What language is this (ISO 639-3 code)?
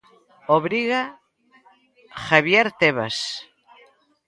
glg